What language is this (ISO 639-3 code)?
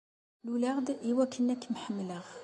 kab